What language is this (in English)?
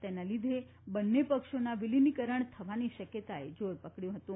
Gujarati